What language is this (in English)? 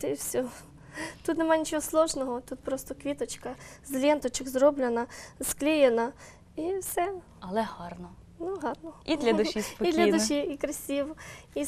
Ukrainian